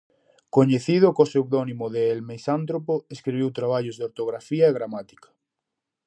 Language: Galician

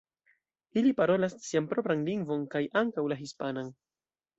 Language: Esperanto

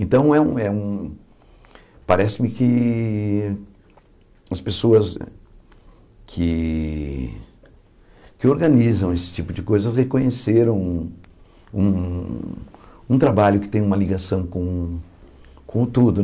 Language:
Portuguese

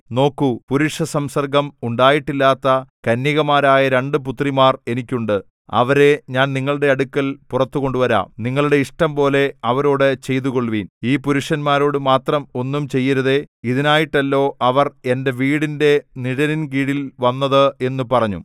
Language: Malayalam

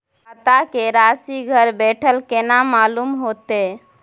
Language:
Maithili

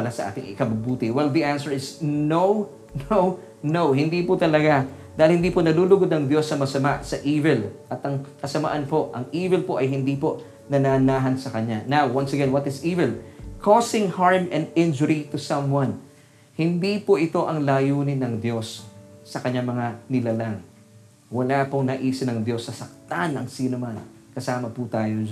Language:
Filipino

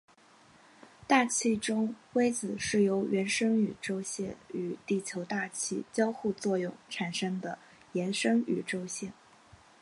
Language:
Chinese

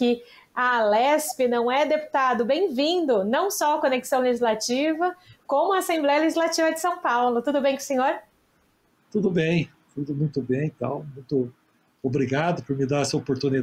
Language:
Portuguese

